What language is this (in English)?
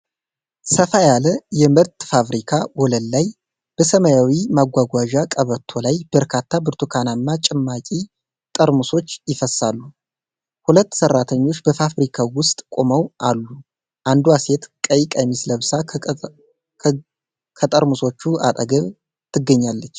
Amharic